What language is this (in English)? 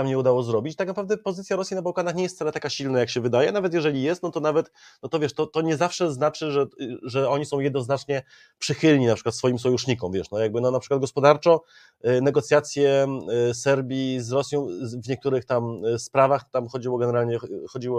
Polish